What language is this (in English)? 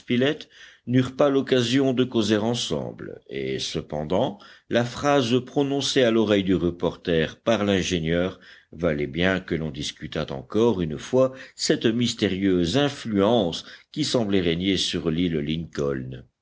French